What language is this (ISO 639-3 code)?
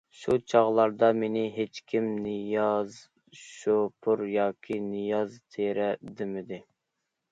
uig